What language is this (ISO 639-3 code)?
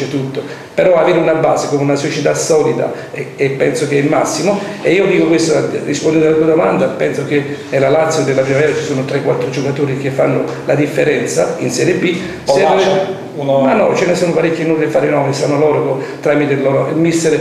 ita